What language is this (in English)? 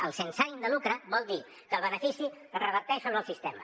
Catalan